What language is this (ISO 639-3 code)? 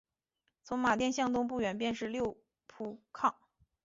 zho